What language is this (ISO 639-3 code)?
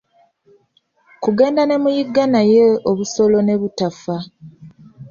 lug